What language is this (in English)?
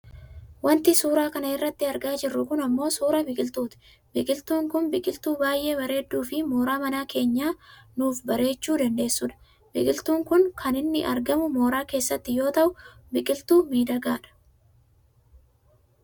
Oromo